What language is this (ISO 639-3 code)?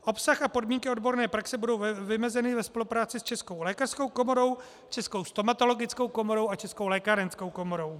ces